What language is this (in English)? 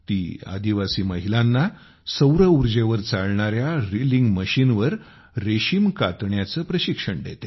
Marathi